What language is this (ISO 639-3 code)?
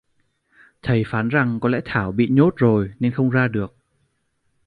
vie